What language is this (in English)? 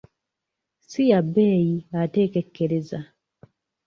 Ganda